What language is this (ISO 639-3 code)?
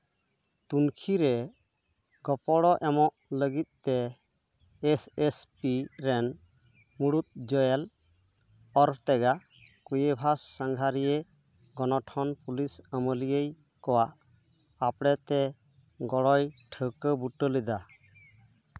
sat